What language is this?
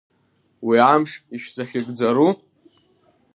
Abkhazian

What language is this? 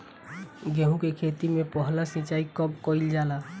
Bhojpuri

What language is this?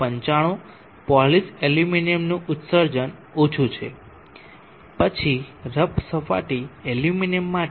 Gujarati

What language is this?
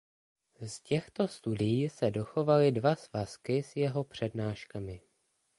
Czech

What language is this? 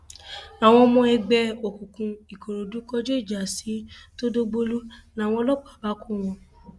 Yoruba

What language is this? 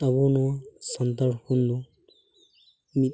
Santali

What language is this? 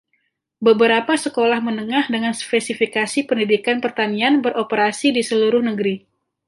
Indonesian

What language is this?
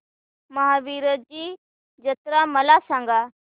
Marathi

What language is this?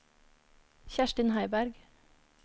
Norwegian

